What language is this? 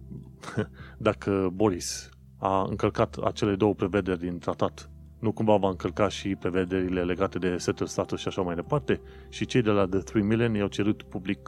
Romanian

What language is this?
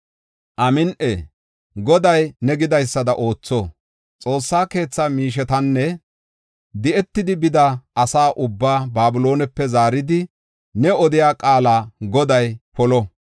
Gofa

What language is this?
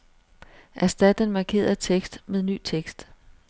Danish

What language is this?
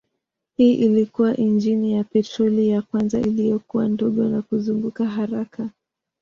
Swahili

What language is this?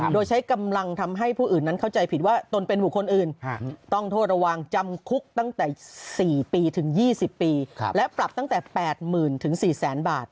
Thai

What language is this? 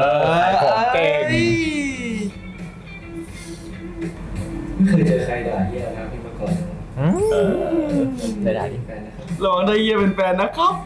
Thai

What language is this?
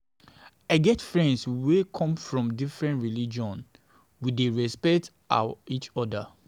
Nigerian Pidgin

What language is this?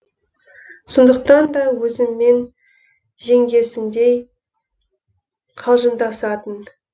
Kazakh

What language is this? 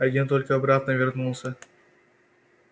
Russian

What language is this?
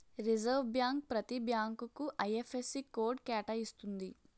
Telugu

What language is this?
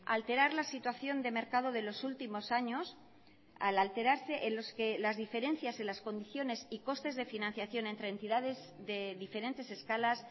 Spanish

